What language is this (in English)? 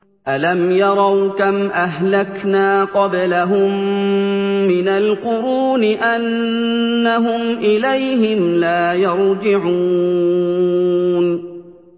Arabic